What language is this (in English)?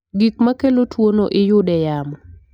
Luo (Kenya and Tanzania)